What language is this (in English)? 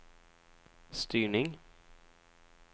Swedish